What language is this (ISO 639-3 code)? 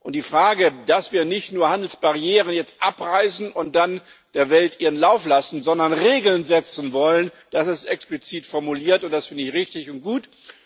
deu